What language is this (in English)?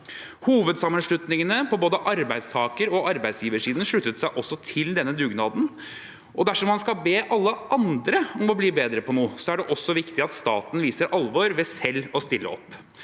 Norwegian